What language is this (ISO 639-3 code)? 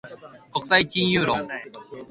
jpn